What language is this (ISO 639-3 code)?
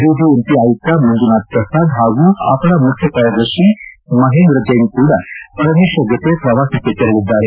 kan